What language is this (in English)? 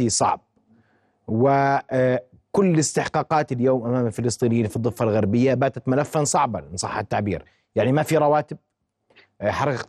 Arabic